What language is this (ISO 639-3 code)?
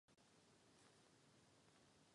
ces